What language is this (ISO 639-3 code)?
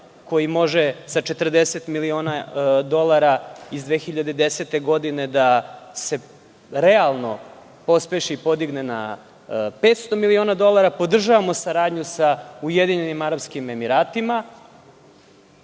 srp